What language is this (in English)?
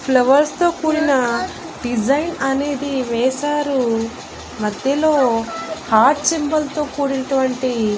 Telugu